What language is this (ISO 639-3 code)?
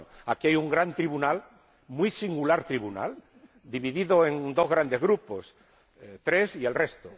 spa